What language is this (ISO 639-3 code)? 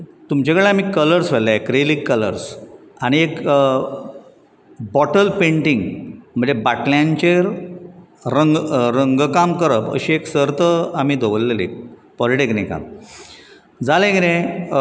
kok